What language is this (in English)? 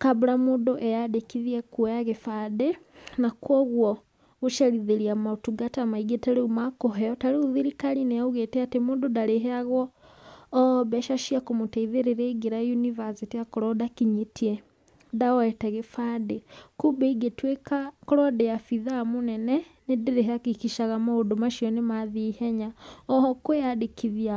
Kikuyu